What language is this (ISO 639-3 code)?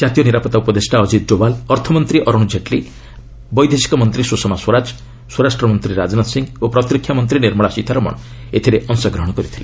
ori